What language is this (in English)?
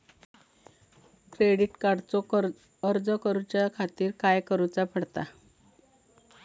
Marathi